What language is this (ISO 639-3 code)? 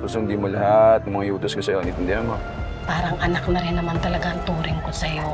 fil